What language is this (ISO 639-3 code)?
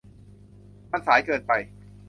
tha